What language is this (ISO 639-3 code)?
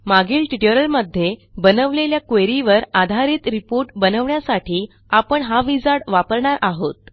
mar